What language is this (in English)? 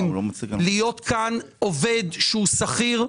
Hebrew